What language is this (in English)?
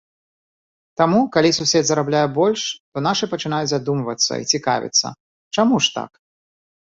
Belarusian